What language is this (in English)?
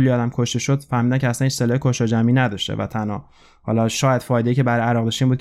Persian